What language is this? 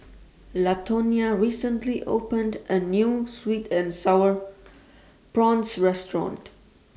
English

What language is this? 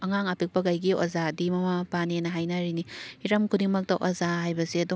Manipuri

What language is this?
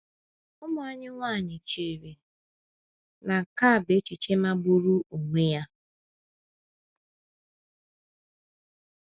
Igbo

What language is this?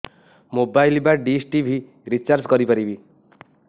Odia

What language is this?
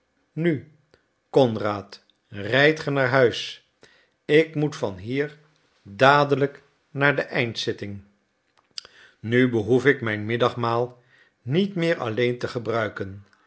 Dutch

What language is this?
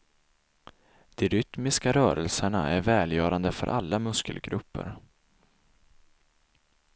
Swedish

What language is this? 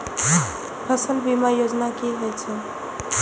Maithili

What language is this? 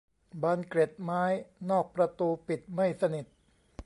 Thai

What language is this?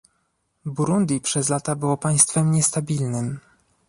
Polish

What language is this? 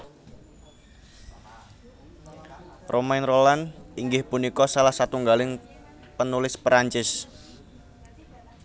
Javanese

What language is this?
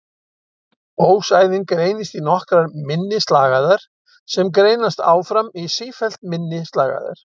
Icelandic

